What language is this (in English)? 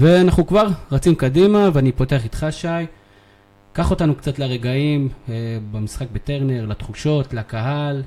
Hebrew